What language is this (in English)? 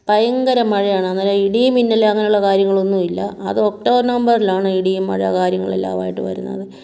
Malayalam